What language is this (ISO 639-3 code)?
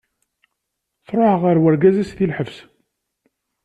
kab